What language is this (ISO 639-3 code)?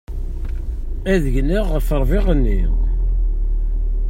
kab